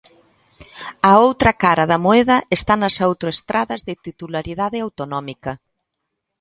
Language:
Galician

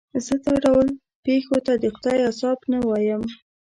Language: Pashto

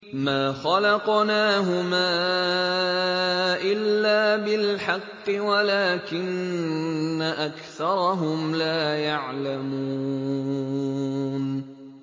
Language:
Arabic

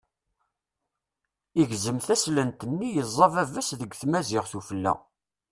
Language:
Kabyle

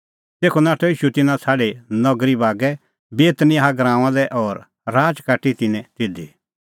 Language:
Kullu Pahari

